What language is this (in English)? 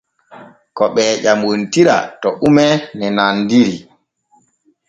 Borgu Fulfulde